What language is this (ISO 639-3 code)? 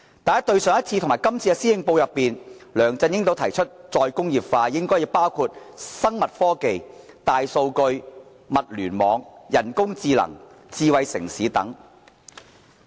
yue